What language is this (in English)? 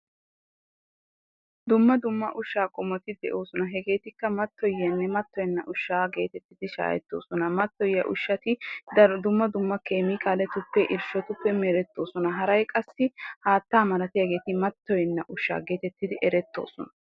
Wolaytta